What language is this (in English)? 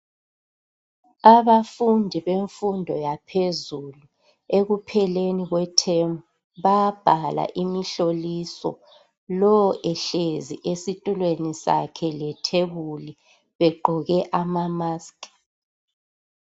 North Ndebele